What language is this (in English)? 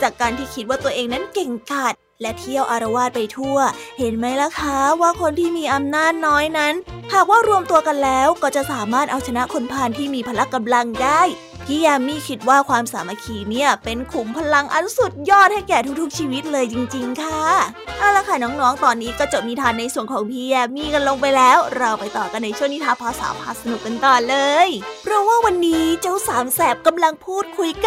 Thai